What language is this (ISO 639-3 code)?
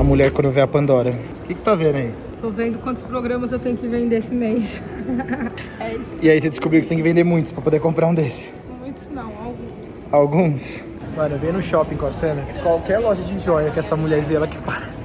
por